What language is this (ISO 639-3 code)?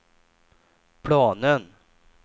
swe